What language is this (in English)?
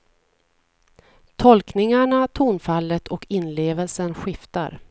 Swedish